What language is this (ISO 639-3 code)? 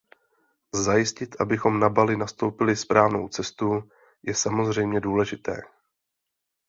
ces